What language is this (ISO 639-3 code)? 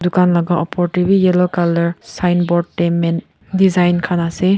nag